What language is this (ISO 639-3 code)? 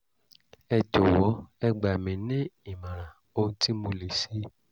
yor